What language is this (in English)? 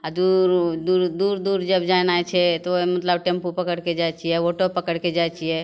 Maithili